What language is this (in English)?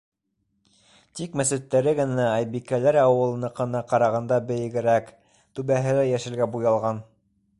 Bashkir